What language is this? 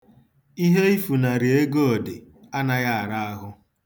Igbo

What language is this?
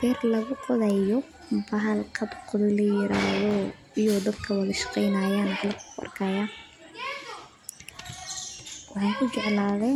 Somali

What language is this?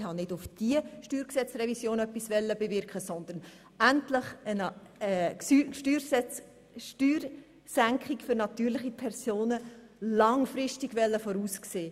Swiss German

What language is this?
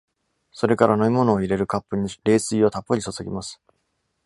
Japanese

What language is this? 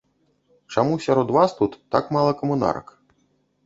Belarusian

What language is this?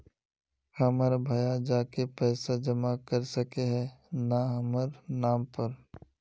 Magahi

